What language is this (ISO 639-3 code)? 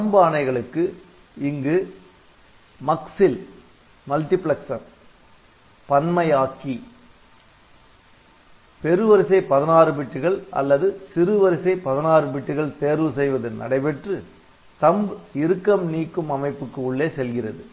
tam